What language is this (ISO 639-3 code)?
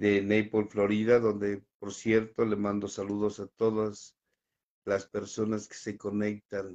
spa